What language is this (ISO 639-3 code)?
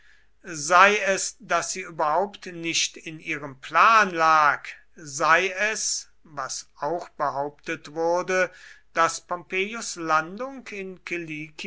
deu